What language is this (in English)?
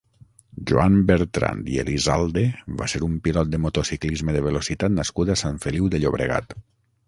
Catalan